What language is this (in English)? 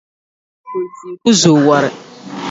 Dagbani